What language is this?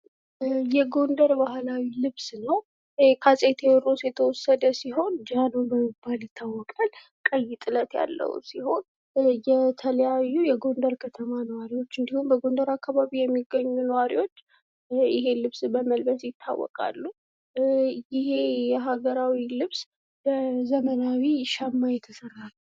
Amharic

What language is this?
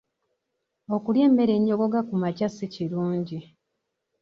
Ganda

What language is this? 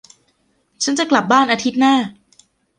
Thai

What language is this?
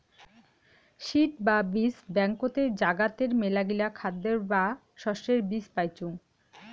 Bangla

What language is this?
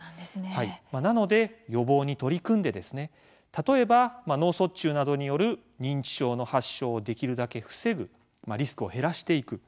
Japanese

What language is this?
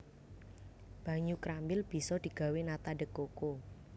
Javanese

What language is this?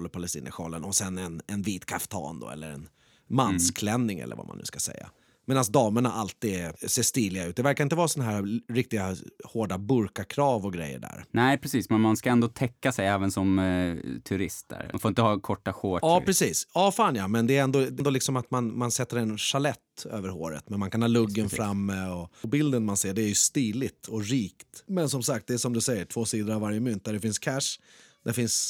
Swedish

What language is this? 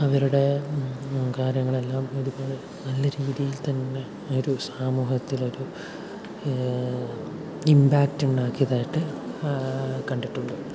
Malayalam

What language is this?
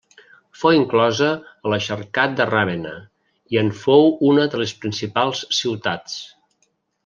Catalan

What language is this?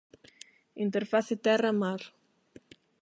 Galician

